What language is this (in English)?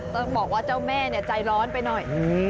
Thai